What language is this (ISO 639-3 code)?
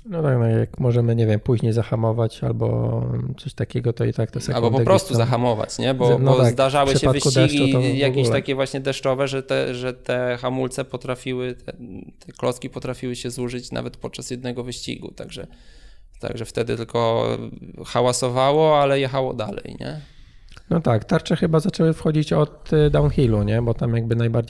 pol